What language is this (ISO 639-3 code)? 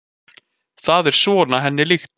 isl